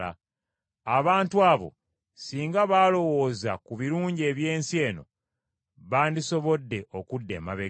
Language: Ganda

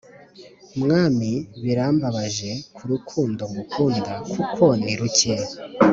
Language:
Kinyarwanda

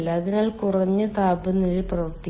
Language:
Malayalam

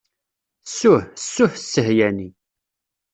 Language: Kabyle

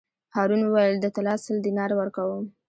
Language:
Pashto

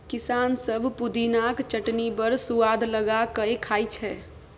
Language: Maithili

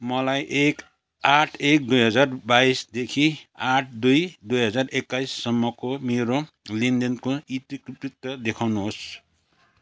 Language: Nepali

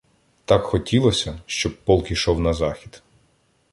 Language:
Ukrainian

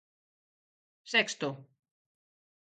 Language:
Galician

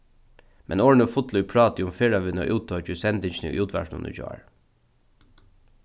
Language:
Faroese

